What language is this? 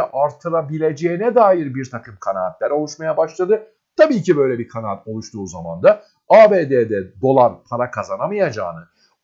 Turkish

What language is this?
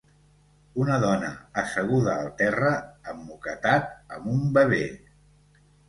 Catalan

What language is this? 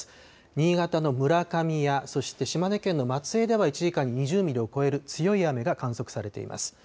Japanese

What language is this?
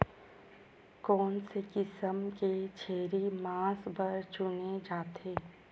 Chhattisgarhi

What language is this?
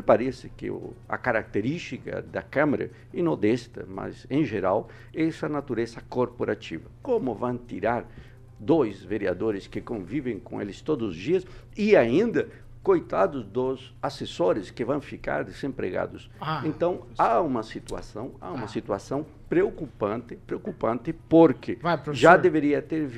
Portuguese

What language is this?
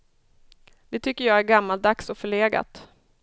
Swedish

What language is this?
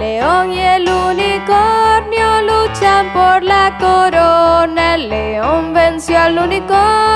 Spanish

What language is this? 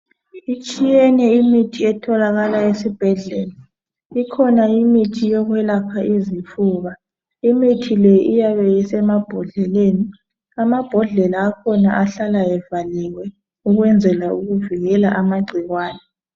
North Ndebele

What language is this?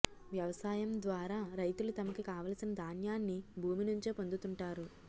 Telugu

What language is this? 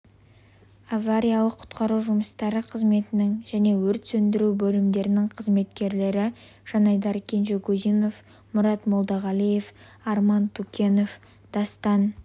Kazakh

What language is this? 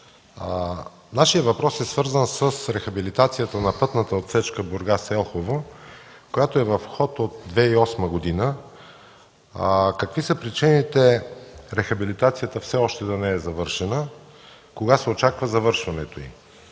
Bulgarian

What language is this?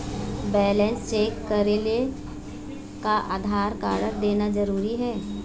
Chhattisgarhi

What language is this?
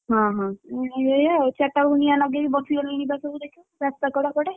Odia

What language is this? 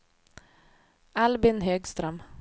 Swedish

